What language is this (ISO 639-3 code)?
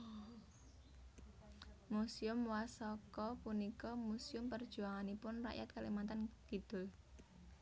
jav